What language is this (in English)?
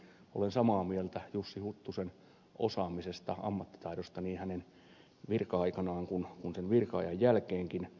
Finnish